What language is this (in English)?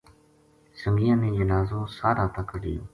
Gujari